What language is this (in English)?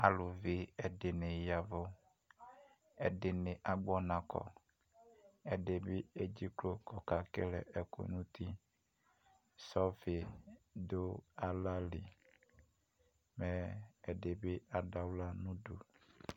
Ikposo